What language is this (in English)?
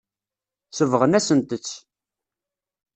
Kabyle